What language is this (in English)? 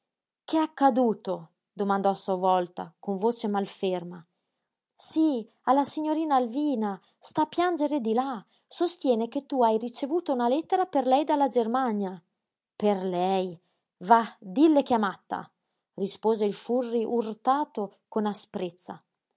Italian